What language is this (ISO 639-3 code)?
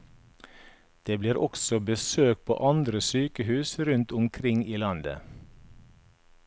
nor